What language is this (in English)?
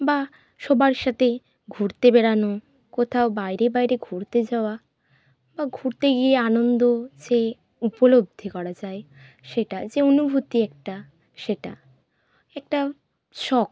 Bangla